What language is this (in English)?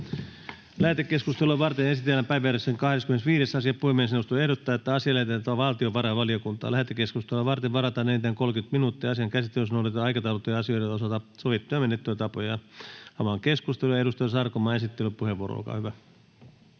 Finnish